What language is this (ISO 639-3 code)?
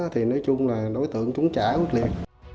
vie